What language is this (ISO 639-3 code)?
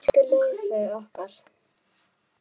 isl